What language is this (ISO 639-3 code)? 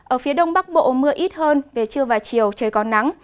vie